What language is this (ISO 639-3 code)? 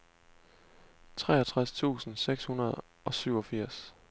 dan